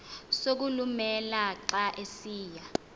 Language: Xhosa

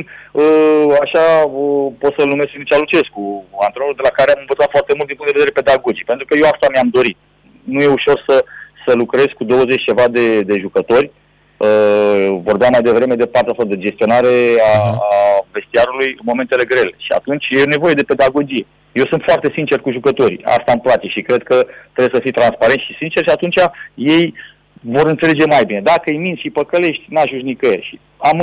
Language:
Romanian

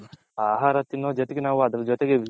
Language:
Kannada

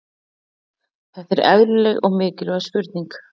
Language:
Icelandic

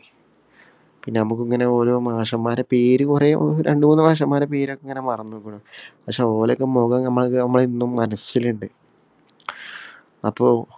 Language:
Malayalam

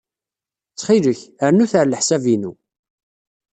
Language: Kabyle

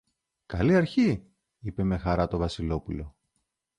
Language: Greek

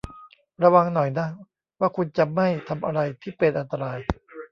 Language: Thai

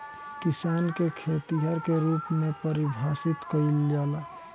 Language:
Bhojpuri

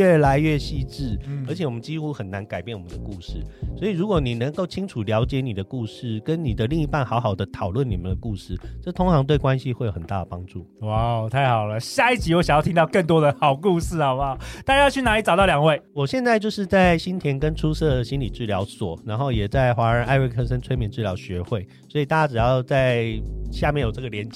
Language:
Chinese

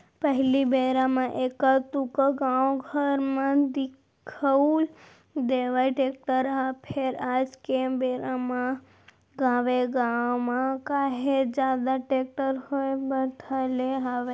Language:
Chhattisgarhi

